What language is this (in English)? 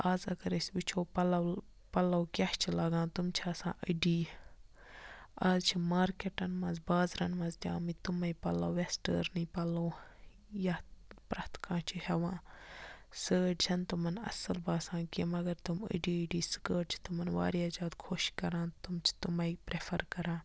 Kashmiri